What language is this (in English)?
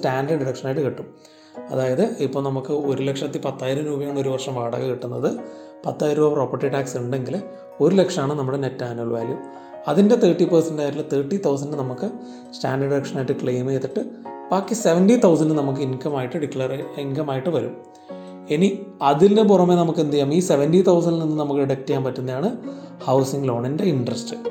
Malayalam